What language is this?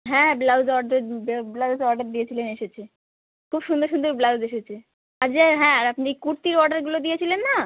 Bangla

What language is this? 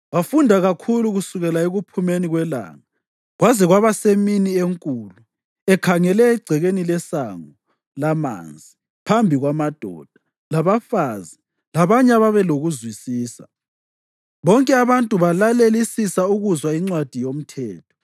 North Ndebele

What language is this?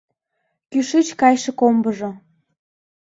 Mari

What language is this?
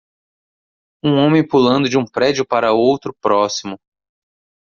Portuguese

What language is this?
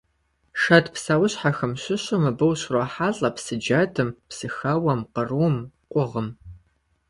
Kabardian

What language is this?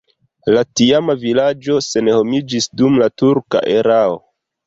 Esperanto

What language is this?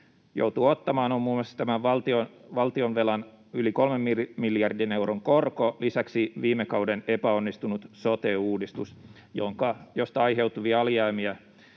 Finnish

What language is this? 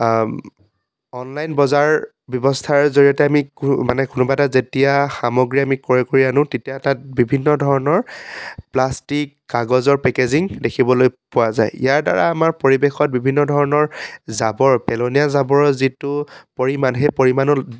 Assamese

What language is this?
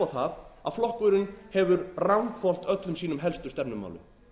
Icelandic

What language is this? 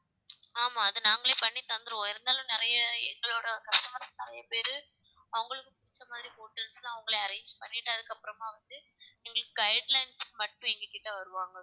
Tamil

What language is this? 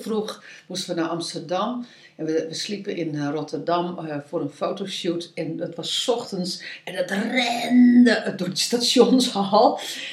Dutch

